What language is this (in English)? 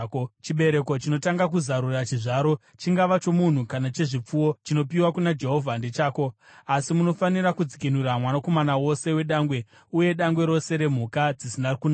Shona